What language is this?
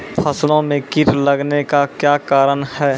Maithili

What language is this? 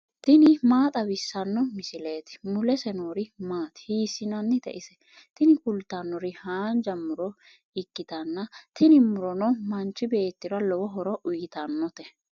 Sidamo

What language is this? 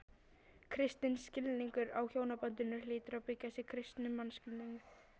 Icelandic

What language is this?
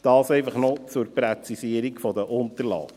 Swiss German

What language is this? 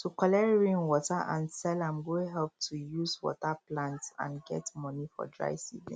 Nigerian Pidgin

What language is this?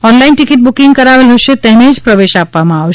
Gujarati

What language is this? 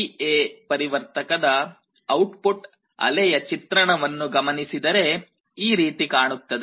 Kannada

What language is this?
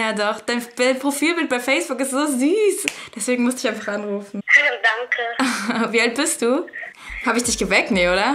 German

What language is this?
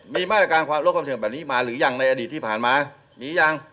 Thai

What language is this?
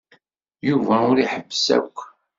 Kabyle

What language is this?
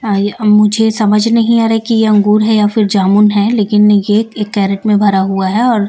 Hindi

